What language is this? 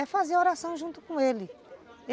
Portuguese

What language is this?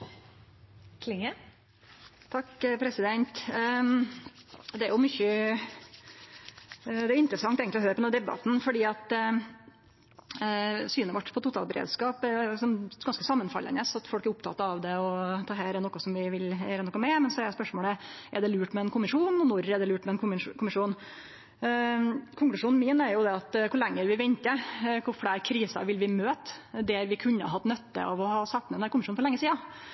Norwegian Nynorsk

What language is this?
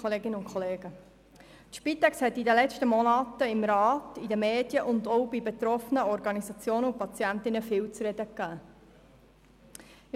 Swiss German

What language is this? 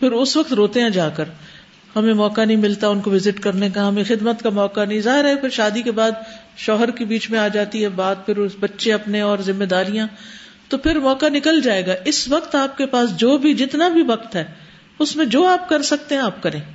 Urdu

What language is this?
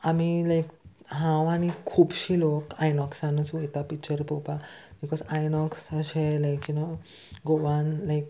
Konkani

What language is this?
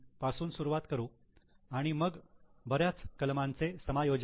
Marathi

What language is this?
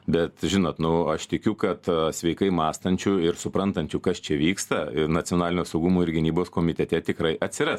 Lithuanian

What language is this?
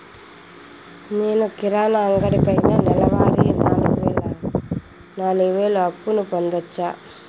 Telugu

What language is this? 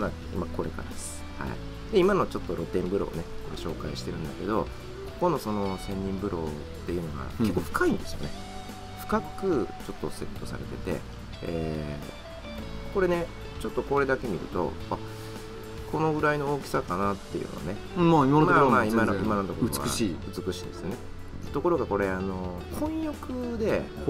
Japanese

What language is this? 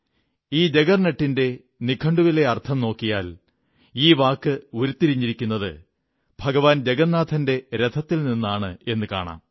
Malayalam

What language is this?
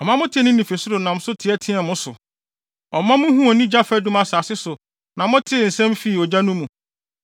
Akan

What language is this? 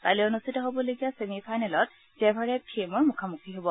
Assamese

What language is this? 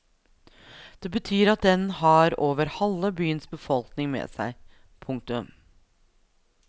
Norwegian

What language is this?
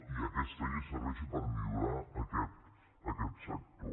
Catalan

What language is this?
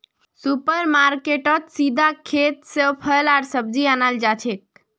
Magahi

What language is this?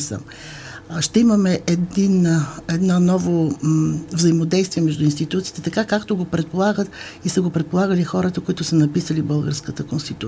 Bulgarian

